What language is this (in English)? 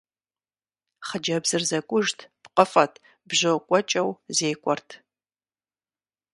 Kabardian